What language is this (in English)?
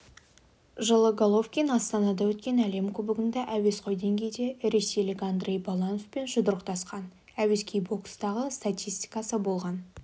Kazakh